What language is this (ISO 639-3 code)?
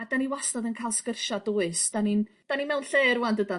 cym